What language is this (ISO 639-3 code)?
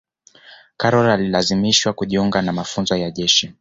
swa